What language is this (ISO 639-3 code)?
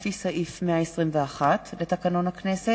heb